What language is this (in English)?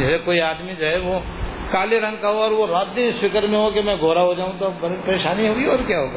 Urdu